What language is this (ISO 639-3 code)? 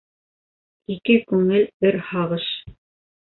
bak